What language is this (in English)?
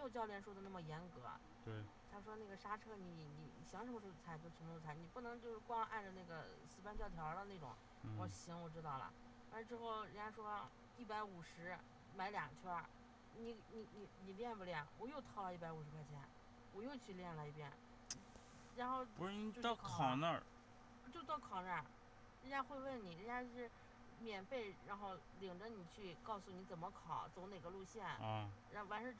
Chinese